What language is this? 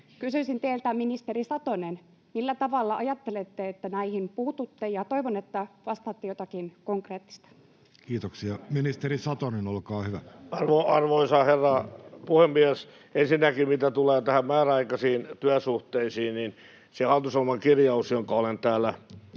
Finnish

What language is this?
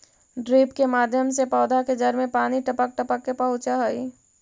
Magahi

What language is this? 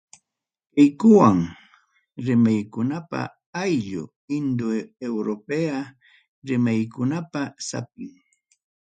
Ayacucho Quechua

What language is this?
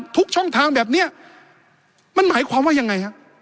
Thai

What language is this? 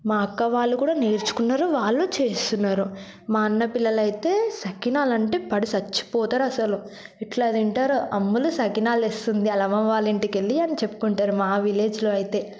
Telugu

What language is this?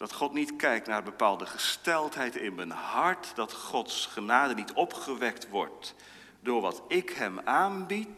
Dutch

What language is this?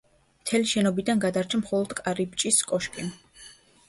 Georgian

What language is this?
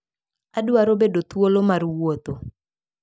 Luo (Kenya and Tanzania)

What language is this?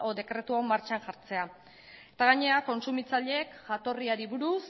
Basque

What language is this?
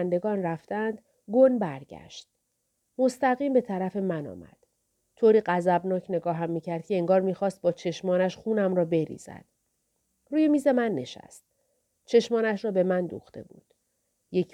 Persian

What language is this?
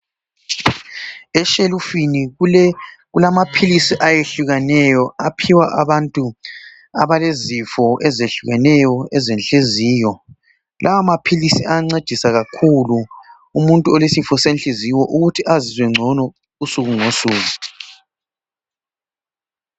North Ndebele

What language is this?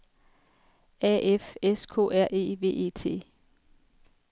Danish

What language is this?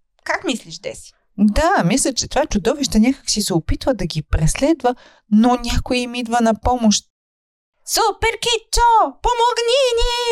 Bulgarian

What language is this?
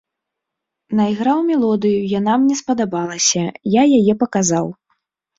Belarusian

